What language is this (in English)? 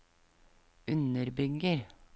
Norwegian